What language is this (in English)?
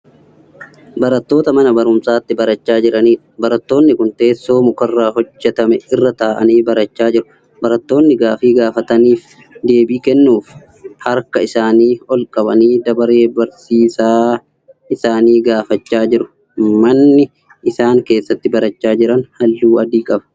Oromo